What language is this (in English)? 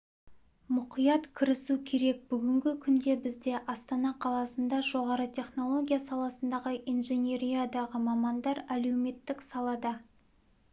Kazakh